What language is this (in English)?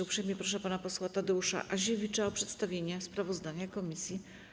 Polish